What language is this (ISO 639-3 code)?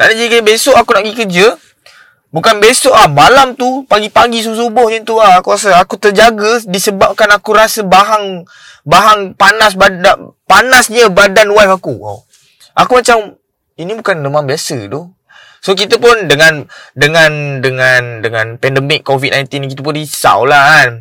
msa